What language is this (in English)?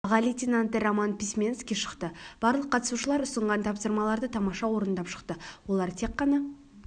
Kazakh